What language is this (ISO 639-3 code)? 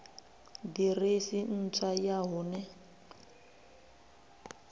ven